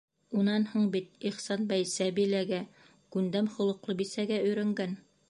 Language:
Bashkir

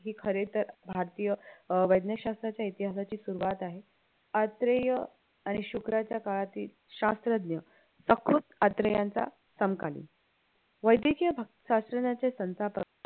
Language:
Marathi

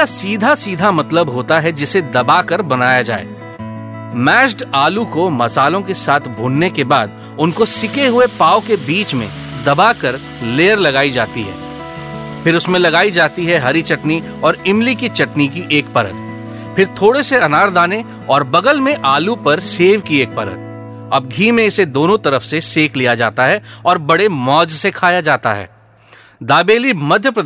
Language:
Hindi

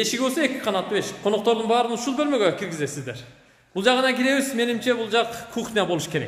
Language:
Turkish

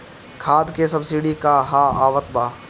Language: Bhojpuri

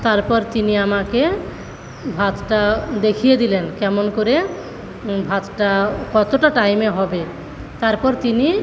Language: Bangla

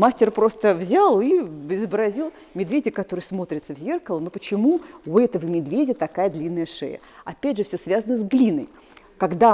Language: Russian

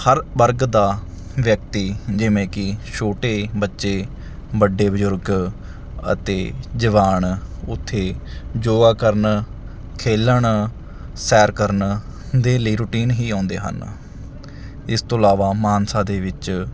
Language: Punjabi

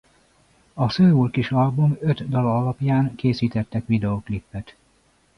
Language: Hungarian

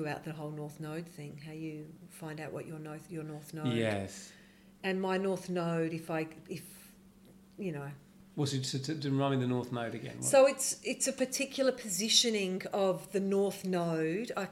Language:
English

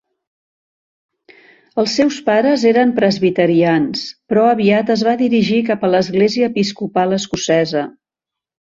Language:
Catalan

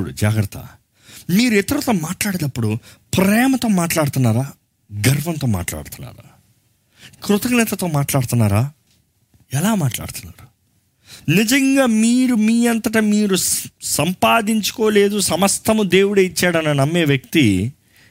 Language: Telugu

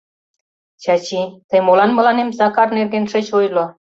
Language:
Mari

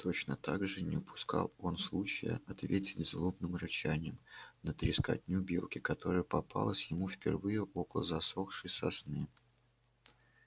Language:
Russian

